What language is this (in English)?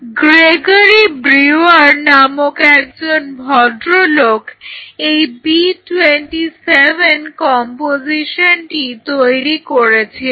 Bangla